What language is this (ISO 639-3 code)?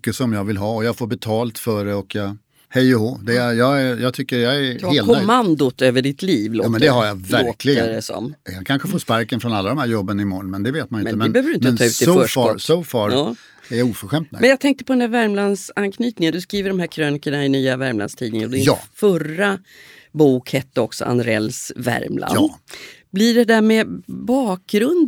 swe